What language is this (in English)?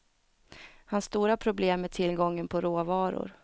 Swedish